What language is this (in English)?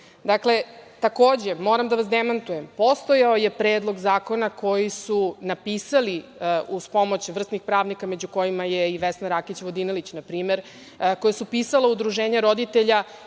Serbian